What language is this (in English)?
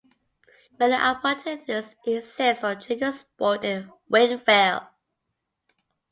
English